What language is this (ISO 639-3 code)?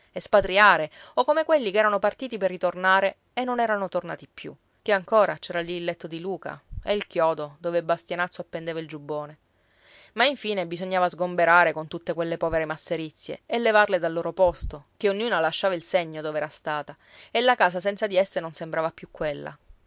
ita